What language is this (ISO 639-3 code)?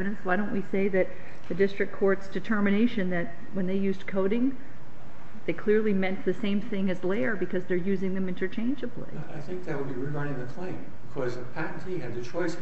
eng